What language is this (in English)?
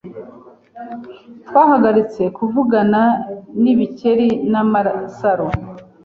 Kinyarwanda